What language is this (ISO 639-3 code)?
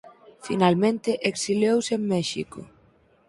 glg